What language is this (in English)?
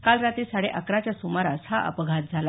Marathi